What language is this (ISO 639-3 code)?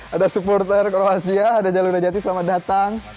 ind